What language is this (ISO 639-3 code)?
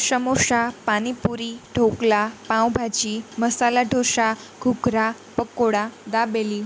guj